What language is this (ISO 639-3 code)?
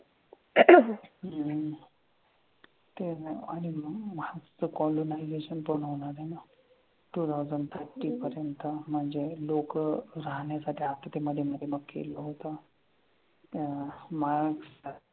mar